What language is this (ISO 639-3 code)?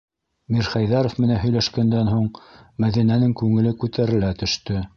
bak